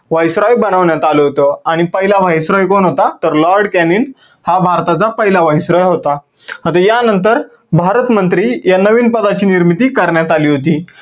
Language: Marathi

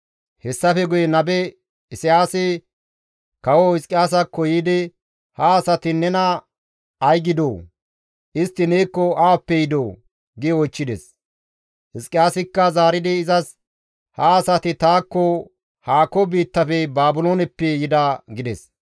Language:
Gamo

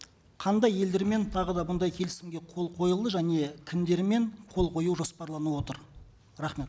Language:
Kazakh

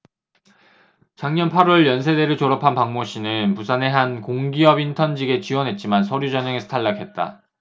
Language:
Korean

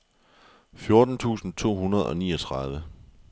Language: Danish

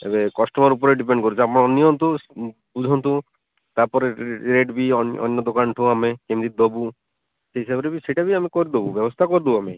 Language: Odia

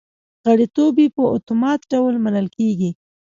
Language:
Pashto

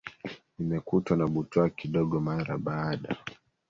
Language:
Swahili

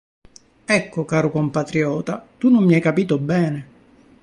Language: Italian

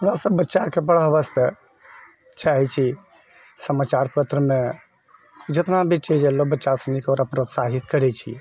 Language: Maithili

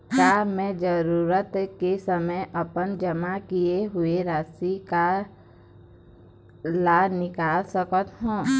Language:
Chhattisgarhi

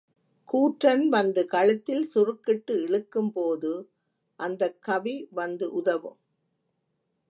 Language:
Tamil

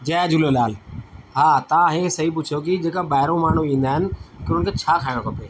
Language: Sindhi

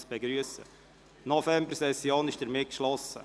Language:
Swiss German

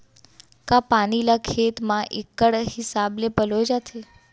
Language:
Chhattisgarhi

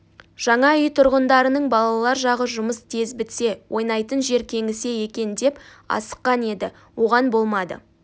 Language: Kazakh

